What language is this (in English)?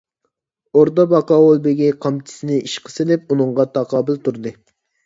Uyghur